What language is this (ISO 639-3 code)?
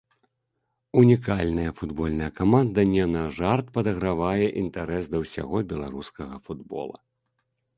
bel